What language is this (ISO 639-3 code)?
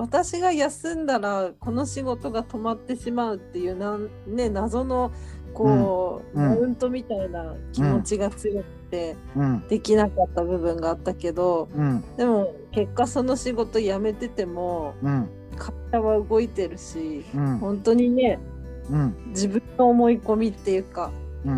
jpn